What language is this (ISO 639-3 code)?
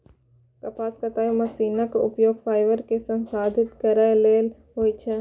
mai